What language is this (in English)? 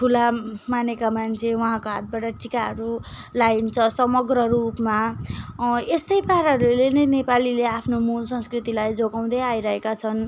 Nepali